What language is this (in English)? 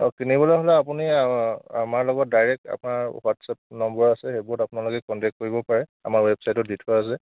Assamese